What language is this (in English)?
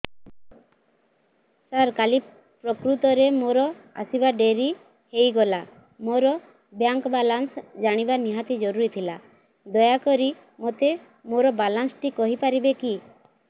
Odia